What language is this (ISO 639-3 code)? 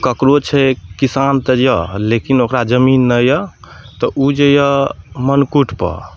mai